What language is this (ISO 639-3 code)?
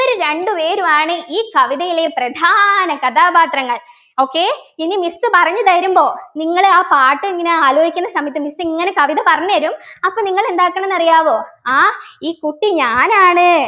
mal